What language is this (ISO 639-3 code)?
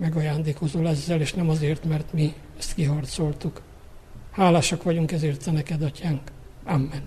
hun